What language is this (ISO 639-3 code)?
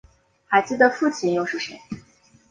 zho